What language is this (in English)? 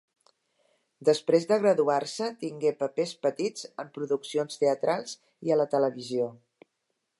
Catalan